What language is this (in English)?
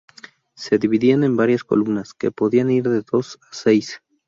Spanish